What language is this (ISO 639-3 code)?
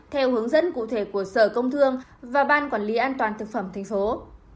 vie